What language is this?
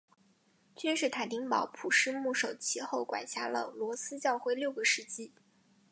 Chinese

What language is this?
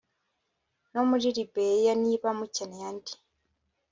Kinyarwanda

